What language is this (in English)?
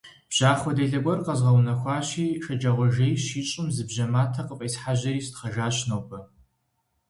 Kabardian